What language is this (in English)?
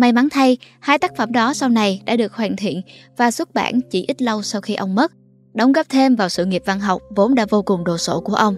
Vietnamese